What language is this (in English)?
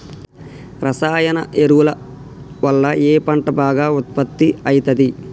Telugu